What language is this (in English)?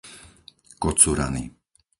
Slovak